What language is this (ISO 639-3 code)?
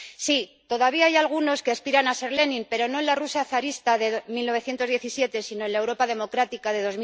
spa